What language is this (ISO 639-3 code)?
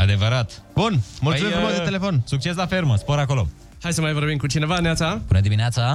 ron